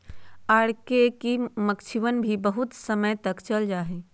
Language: Magahi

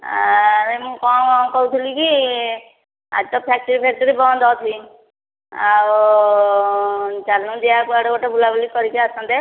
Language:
Odia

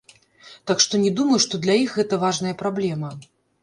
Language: Belarusian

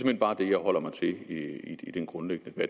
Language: Danish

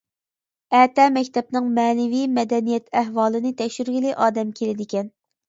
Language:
Uyghur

